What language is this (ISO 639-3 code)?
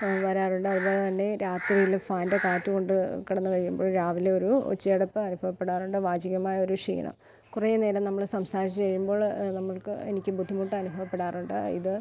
mal